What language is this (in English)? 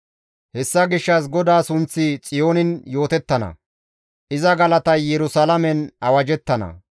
Gamo